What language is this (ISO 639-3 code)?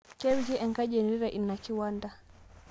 mas